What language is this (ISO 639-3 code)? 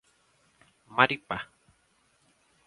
por